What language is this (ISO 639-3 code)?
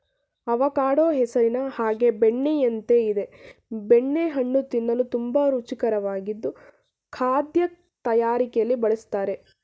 kan